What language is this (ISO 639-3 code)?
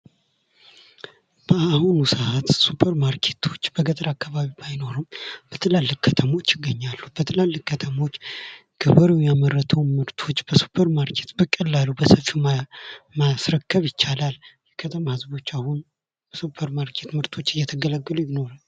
amh